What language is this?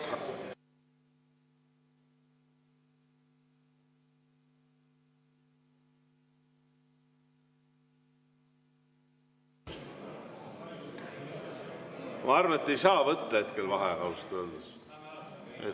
Estonian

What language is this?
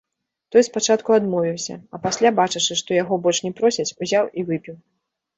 Belarusian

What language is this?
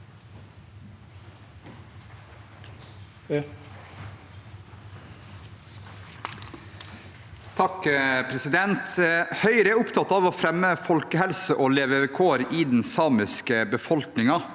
Norwegian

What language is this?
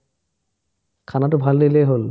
Assamese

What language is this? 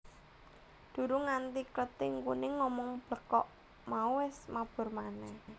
Javanese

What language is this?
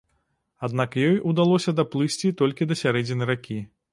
Belarusian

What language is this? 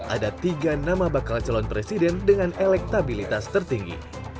Indonesian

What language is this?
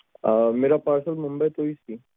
Punjabi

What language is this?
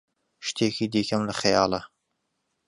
Central Kurdish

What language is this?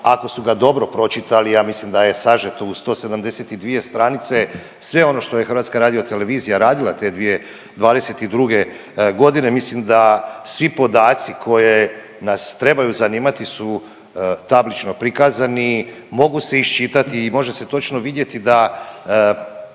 Croatian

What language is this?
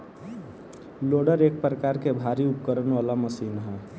Bhojpuri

